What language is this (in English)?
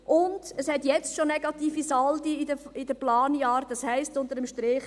Swiss German